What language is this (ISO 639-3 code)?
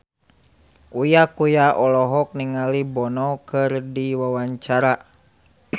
sun